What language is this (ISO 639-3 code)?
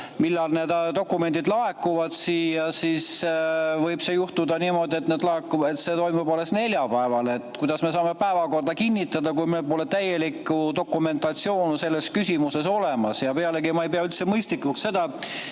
est